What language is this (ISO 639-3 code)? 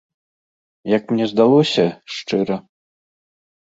bel